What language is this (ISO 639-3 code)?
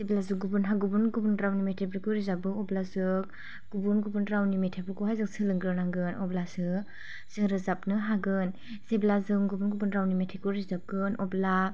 brx